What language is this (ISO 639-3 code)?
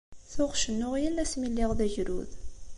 kab